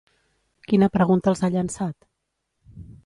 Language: Catalan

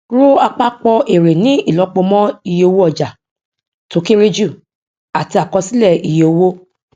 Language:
Yoruba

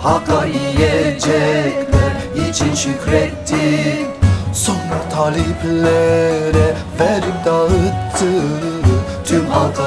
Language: Turkish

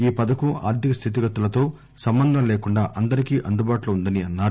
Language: Telugu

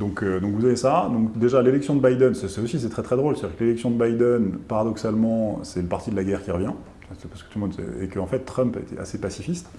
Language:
French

